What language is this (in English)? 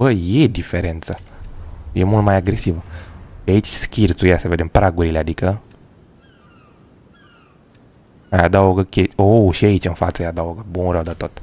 Romanian